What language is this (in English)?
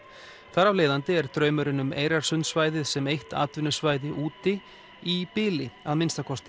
Icelandic